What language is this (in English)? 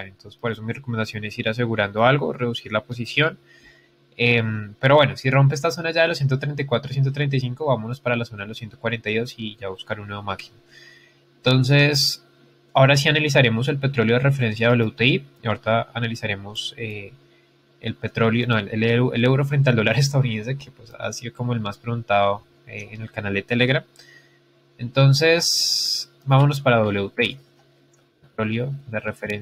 Spanish